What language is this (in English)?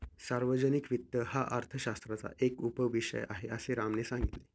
Marathi